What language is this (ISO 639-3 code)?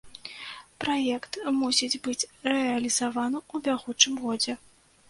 bel